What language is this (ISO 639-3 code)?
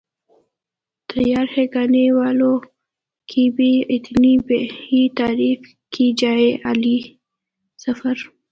urd